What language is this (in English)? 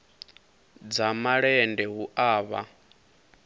Venda